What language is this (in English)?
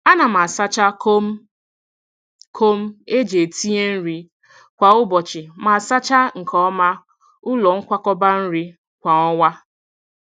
Igbo